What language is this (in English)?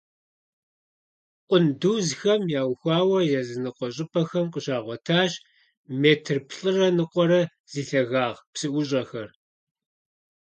Kabardian